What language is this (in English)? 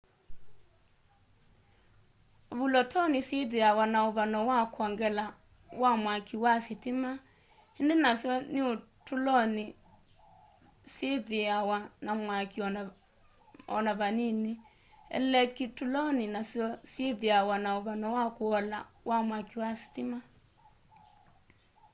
Kamba